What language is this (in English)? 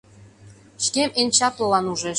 Mari